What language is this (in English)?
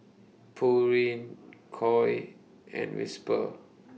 English